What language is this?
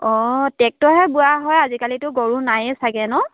Assamese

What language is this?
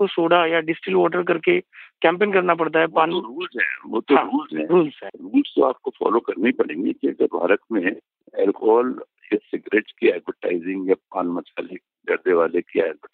Marathi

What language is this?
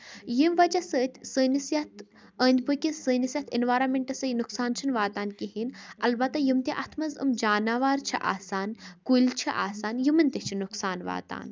Kashmiri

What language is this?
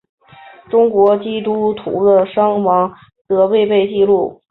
Chinese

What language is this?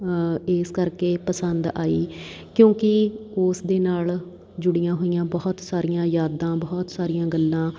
Punjabi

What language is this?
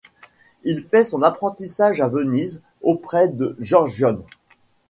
French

